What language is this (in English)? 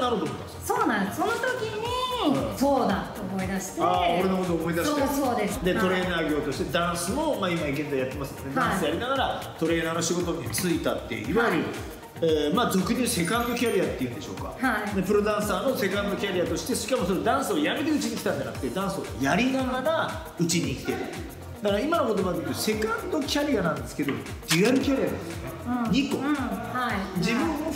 Japanese